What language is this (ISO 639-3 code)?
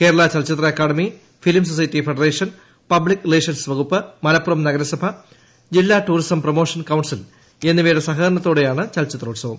mal